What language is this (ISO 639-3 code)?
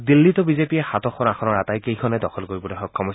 asm